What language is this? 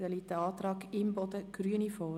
Swiss German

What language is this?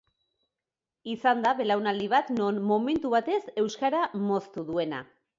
Basque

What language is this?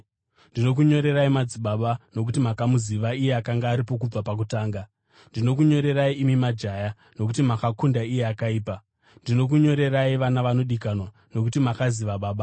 Shona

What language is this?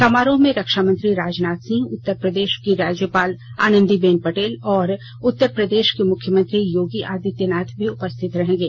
Hindi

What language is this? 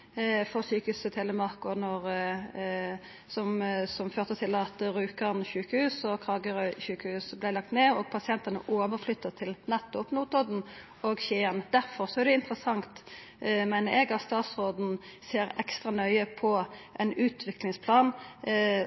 Norwegian Nynorsk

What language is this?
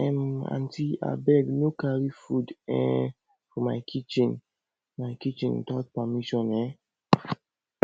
Nigerian Pidgin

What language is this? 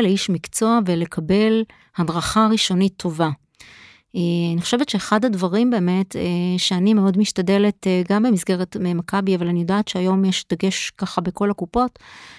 Hebrew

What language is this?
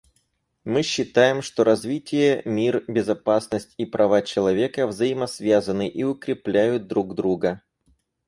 Russian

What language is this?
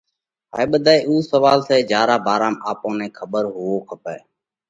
Parkari Koli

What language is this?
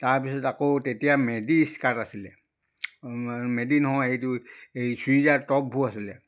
Assamese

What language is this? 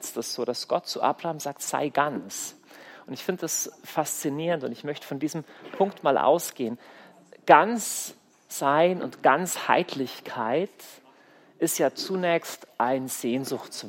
German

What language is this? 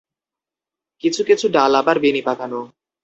Bangla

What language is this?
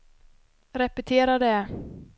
Swedish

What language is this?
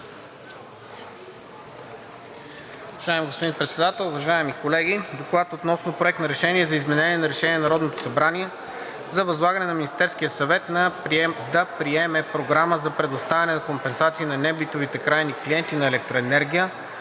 Bulgarian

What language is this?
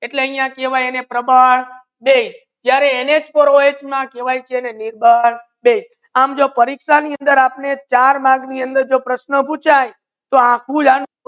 Gujarati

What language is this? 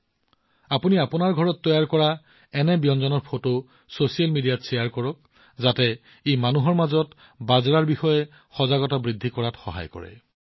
Assamese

